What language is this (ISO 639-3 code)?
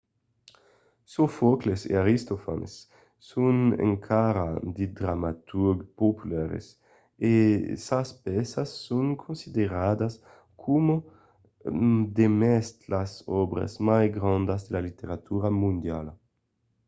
oci